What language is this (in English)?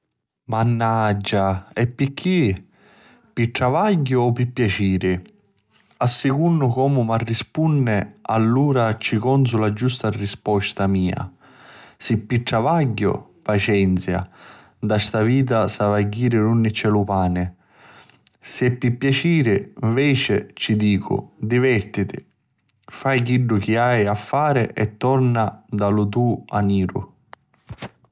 Sicilian